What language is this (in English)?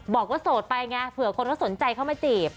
Thai